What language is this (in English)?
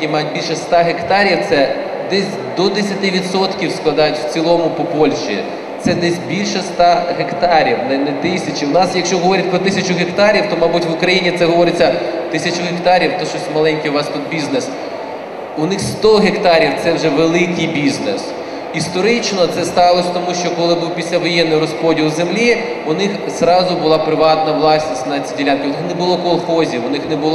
Ukrainian